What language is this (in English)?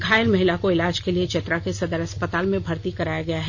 Hindi